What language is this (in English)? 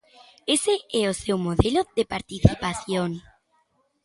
Galician